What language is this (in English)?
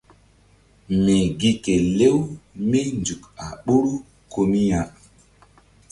Mbum